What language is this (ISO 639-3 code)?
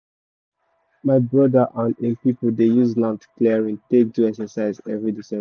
pcm